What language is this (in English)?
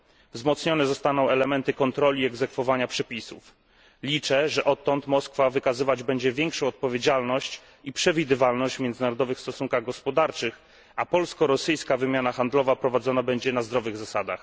Polish